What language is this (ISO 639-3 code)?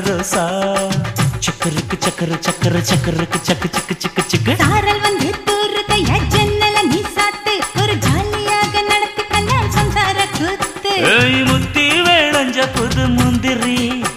tam